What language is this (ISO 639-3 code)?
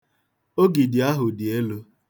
ibo